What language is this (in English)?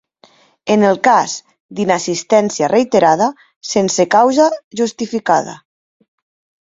Catalan